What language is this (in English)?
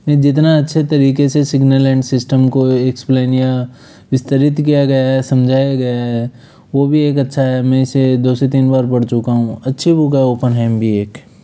Hindi